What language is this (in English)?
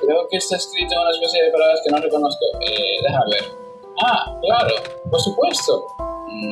Spanish